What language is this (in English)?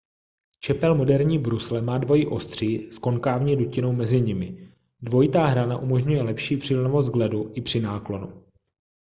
Czech